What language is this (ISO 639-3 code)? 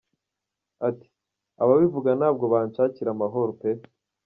kin